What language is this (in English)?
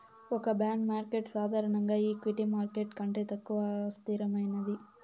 Telugu